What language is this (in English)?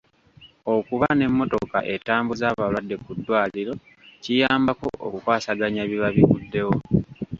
Ganda